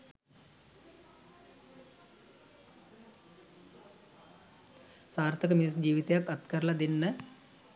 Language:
Sinhala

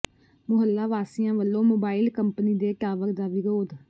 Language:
Punjabi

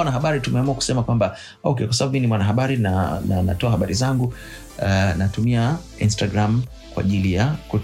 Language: Swahili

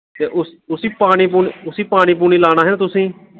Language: Dogri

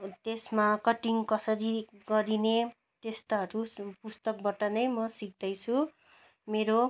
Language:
Nepali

